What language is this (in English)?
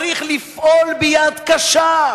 Hebrew